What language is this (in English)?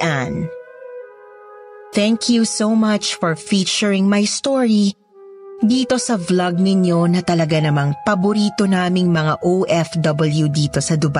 Filipino